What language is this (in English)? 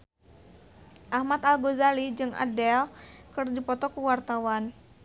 Sundanese